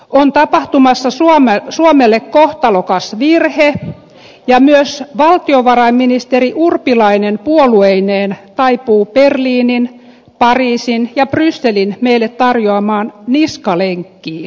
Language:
Finnish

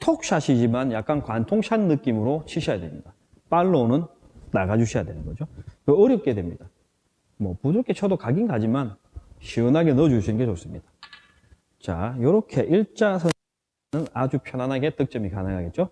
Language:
Korean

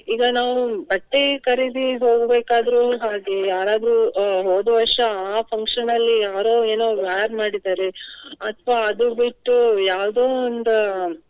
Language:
Kannada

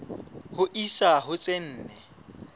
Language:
Southern Sotho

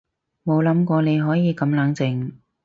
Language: Cantonese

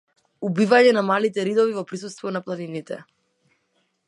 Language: Macedonian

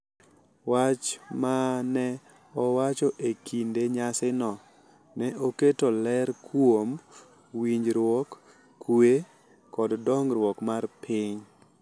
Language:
Luo (Kenya and Tanzania)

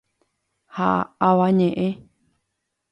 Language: Guarani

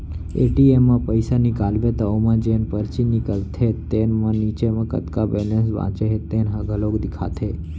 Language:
Chhattisgarhi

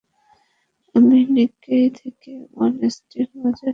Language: Bangla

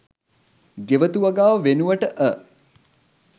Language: Sinhala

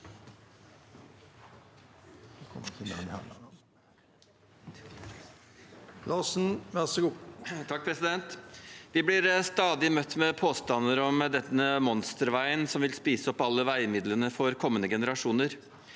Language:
Norwegian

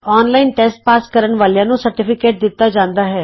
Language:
Punjabi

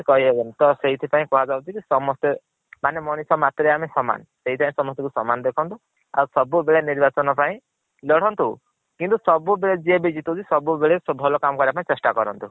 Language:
Odia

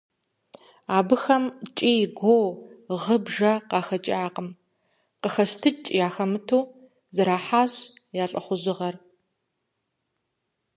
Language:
Kabardian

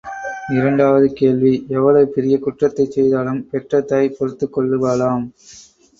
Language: Tamil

